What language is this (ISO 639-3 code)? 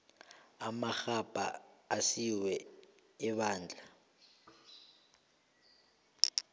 nbl